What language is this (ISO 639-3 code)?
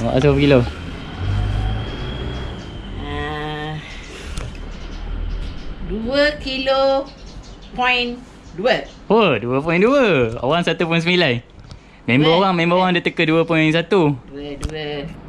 msa